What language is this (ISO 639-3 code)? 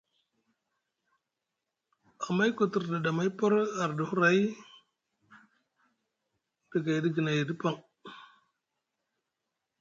mug